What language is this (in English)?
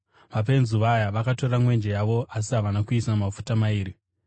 Shona